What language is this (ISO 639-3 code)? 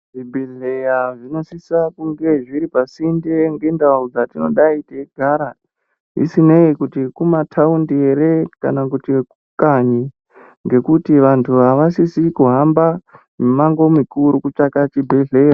ndc